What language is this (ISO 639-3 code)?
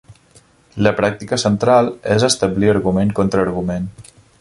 cat